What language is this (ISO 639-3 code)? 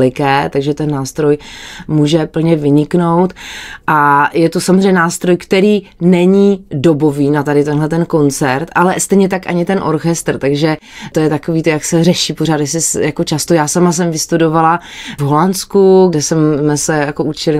ces